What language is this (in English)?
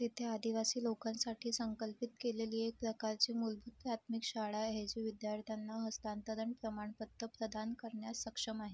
Marathi